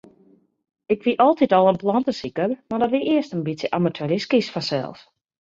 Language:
Western Frisian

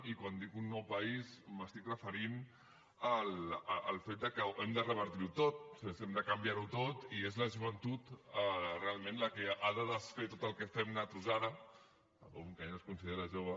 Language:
Catalan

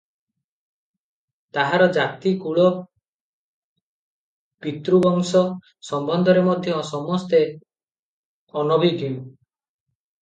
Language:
Odia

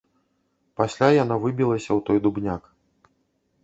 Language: Belarusian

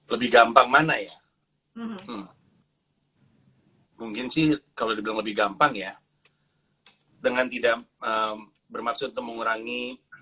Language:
Indonesian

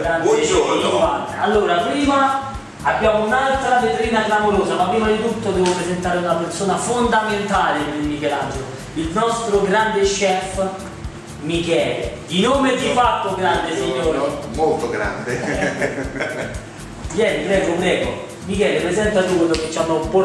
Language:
Italian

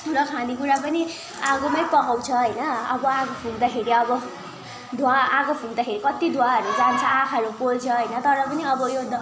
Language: Nepali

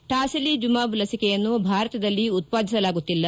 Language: Kannada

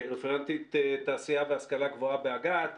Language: Hebrew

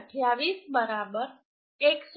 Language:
Gujarati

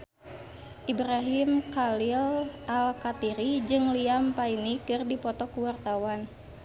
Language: Sundanese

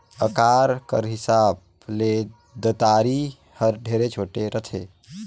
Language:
Chhattisgarhi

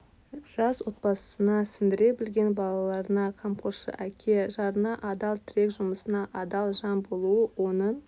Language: Kazakh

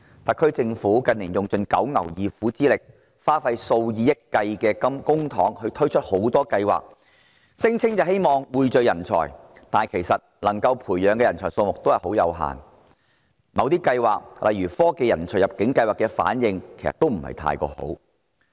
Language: Cantonese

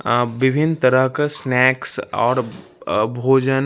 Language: Maithili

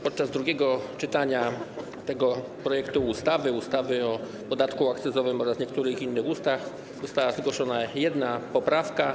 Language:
Polish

